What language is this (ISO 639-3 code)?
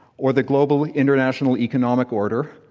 eng